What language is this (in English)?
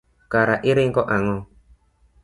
Luo (Kenya and Tanzania)